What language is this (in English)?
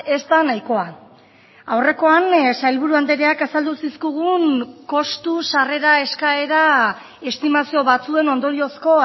Basque